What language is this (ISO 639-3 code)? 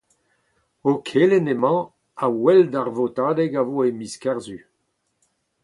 bre